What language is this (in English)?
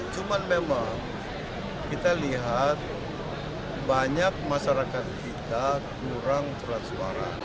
Indonesian